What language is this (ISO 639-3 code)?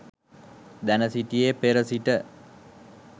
sin